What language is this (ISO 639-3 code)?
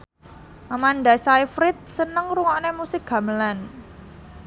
jav